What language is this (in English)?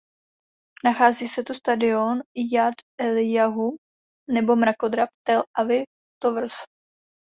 Czech